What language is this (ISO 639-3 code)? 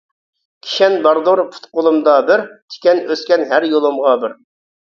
uig